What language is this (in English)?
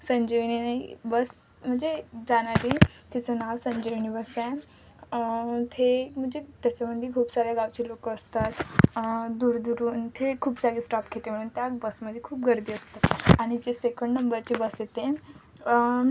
Marathi